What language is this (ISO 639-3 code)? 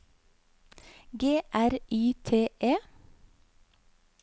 nor